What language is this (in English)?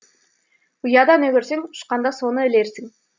Kazakh